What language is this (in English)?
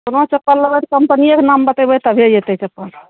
Maithili